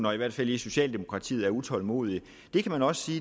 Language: Danish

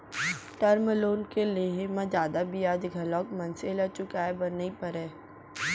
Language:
Chhattisgarhi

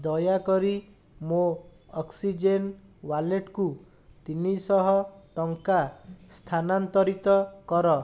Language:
Odia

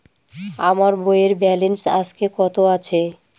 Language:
Bangla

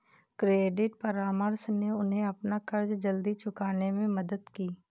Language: Hindi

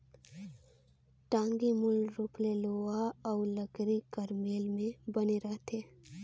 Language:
Chhattisgarhi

